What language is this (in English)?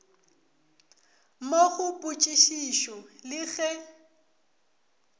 Northern Sotho